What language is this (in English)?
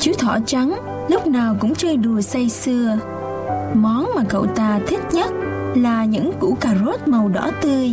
Vietnamese